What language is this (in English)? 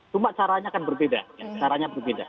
Indonesian